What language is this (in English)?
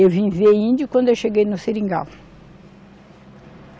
Portuguese